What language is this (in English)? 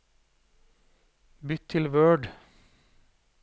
Norwegian